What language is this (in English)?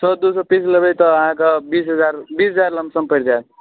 Maithili